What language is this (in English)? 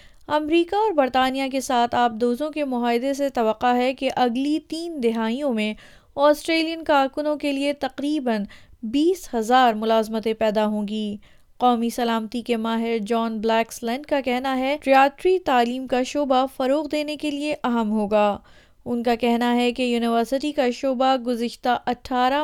Urdu